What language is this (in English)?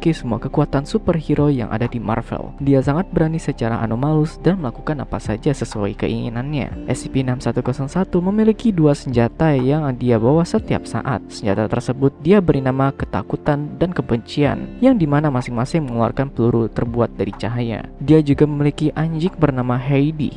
Indonesian